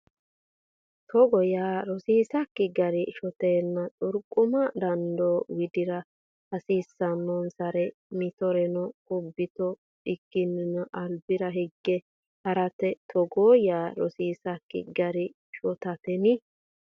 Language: Sidamo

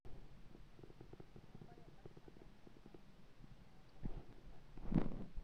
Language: Masai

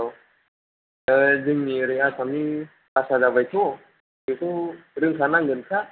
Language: Bodo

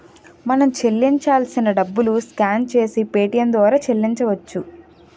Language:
Telugu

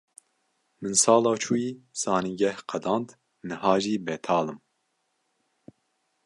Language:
Kurdish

